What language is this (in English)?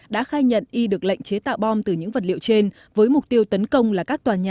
Vietnamese